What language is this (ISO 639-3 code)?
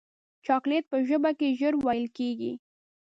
pus